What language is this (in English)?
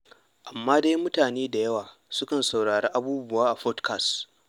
Hausa